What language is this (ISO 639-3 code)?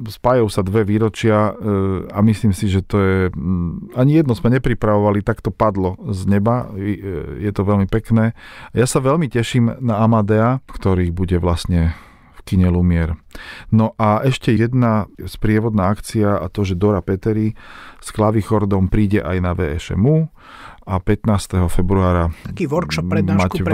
slk